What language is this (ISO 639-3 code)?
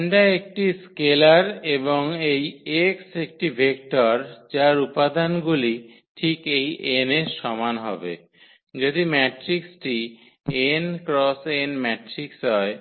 ben